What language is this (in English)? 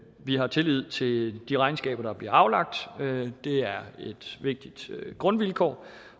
Danish